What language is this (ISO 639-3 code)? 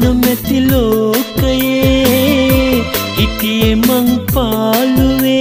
vie